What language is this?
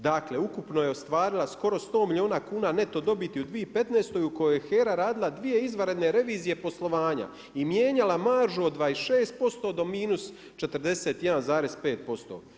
Croatian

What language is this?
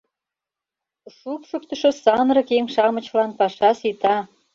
Mari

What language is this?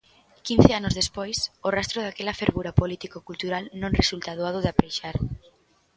Galician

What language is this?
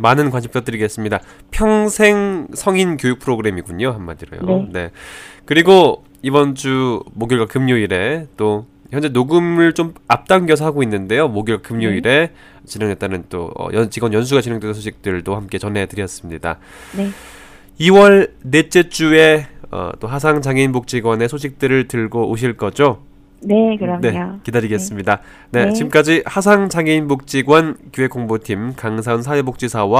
Korean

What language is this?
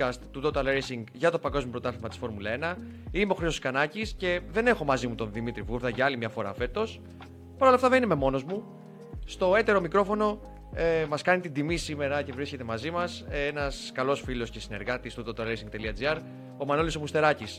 Greek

